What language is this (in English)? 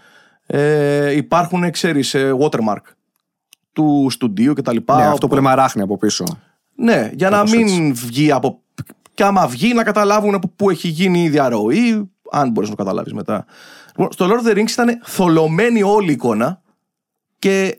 Greek